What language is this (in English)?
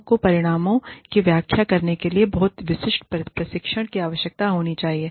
Hindi